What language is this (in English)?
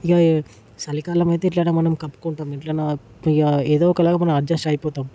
Telugu